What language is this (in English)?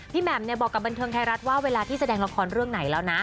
Thai